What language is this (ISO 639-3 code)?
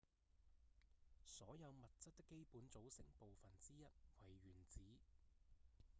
yue